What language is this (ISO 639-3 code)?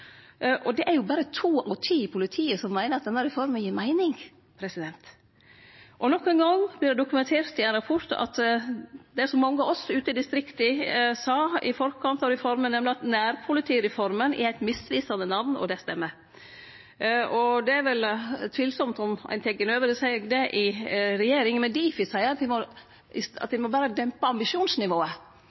nno